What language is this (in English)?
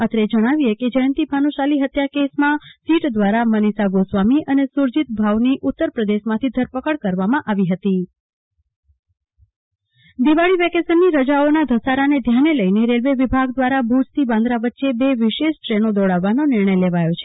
Gujarati